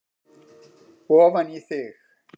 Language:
Icelandic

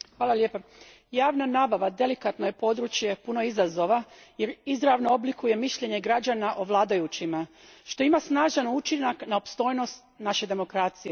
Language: Croatian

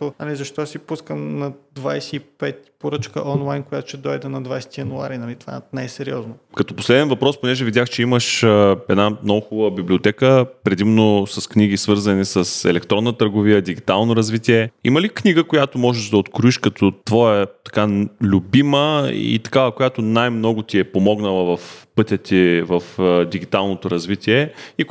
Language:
Bulgarian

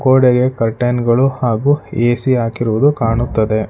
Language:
Kannada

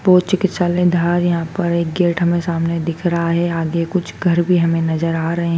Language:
Hindi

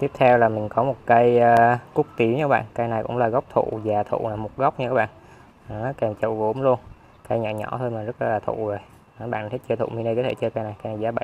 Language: Vietnamese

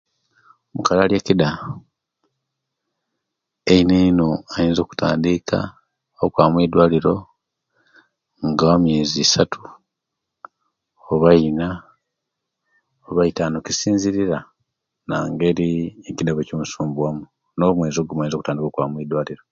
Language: Kenyi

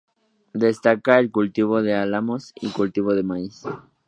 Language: Spanish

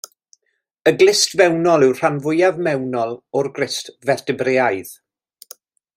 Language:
Welsh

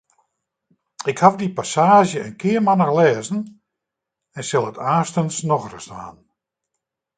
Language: Western Frisian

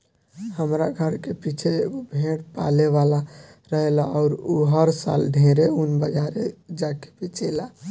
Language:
Bhojpuri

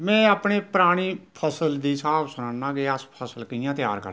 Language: Dogri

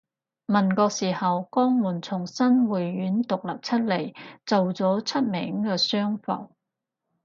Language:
Cantonese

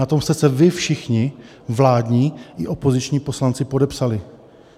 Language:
Czech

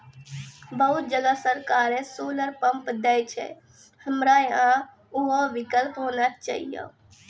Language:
Maithili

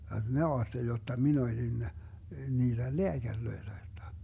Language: Finnish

